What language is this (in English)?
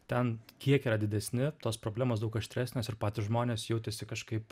Lithuanian